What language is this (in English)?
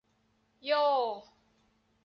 Thai